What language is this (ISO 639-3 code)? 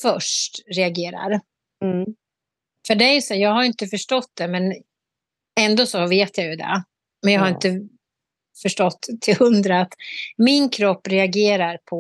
swe